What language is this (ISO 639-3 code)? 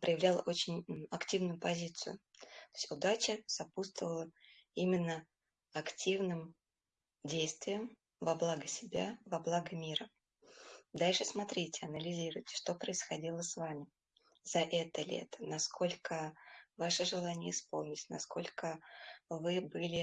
rus